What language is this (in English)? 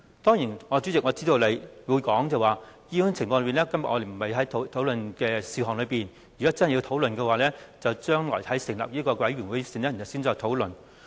Cantonese